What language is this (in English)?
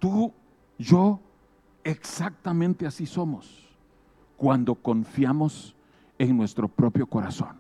Spanish